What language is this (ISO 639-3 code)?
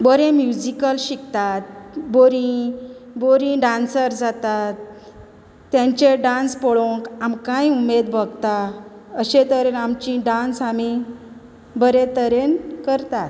kok